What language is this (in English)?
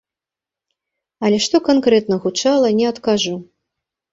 Belarusian